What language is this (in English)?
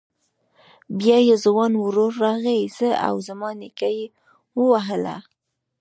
Pashto